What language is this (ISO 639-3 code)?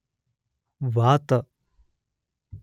kan